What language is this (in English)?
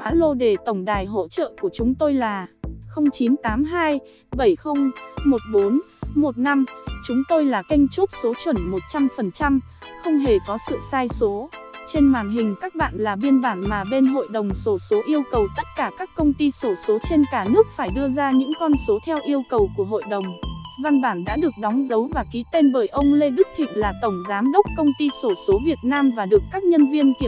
Vietnamese